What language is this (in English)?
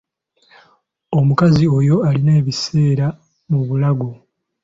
Ganda